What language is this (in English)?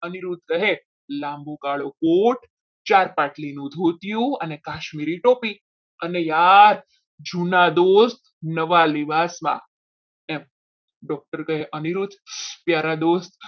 Gujarati